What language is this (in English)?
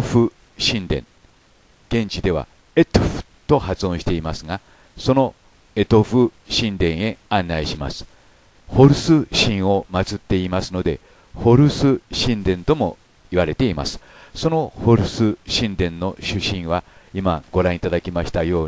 Japanese